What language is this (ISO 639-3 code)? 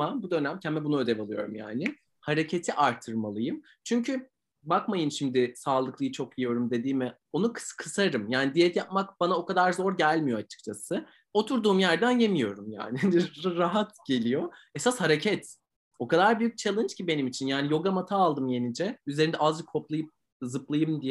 tur